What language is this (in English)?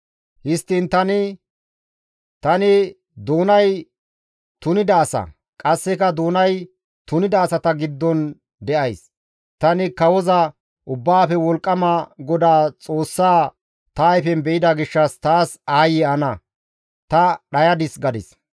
Gamo